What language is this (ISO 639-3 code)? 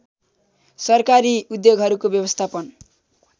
nep